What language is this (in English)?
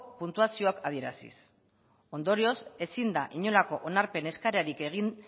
Basque